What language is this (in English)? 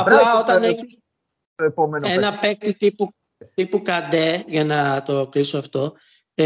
Greek